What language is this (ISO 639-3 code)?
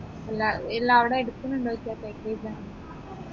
mal